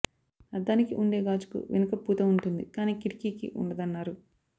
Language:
Telugu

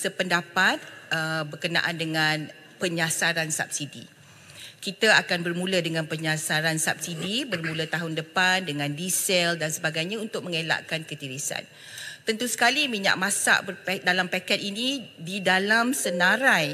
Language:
Malay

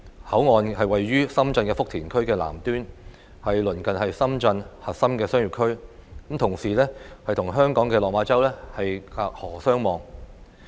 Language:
Cantonese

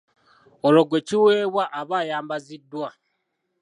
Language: Ganda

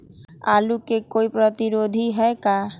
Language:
Magahi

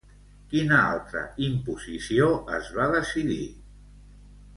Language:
Catalan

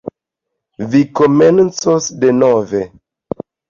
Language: Esperanto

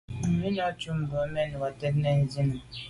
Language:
Medumba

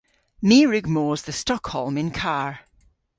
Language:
Cornish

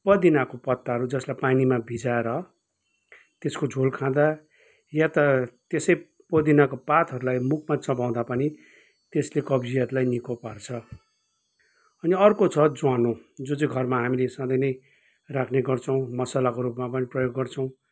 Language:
Nepali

